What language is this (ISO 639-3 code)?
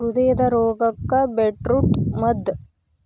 kan